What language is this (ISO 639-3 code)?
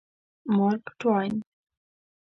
pus